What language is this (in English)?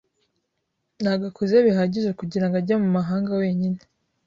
Kinyarwanda